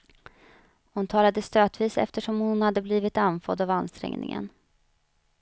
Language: Swedish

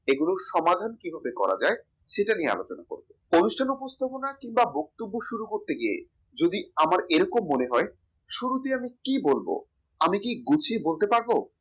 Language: Bangla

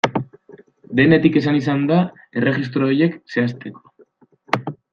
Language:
Basque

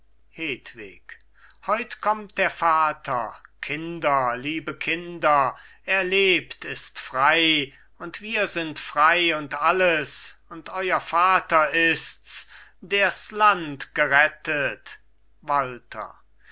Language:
German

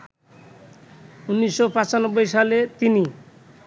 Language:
Bangla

